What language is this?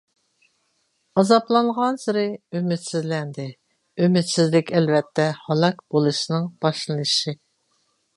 Uyghur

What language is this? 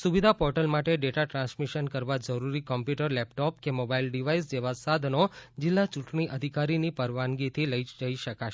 Gujarati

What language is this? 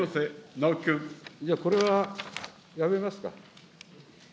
Japanese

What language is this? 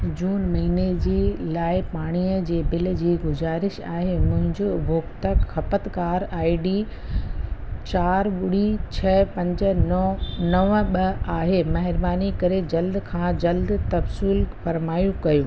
Sindhi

